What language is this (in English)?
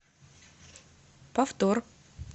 Russian